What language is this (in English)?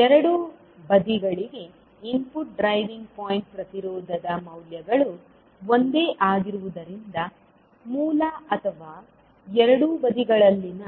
Kannada